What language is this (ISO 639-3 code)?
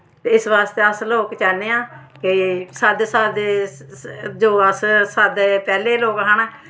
doi